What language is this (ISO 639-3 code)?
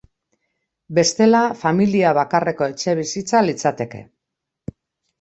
eus